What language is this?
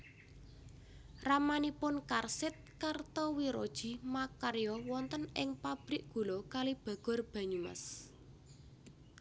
Javanese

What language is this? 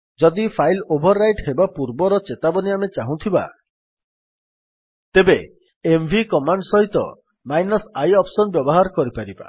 Odia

